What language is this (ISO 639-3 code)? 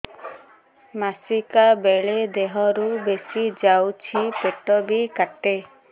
ori